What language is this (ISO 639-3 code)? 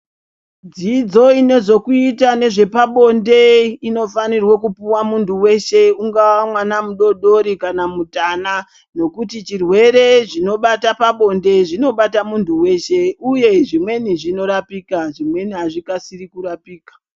ndc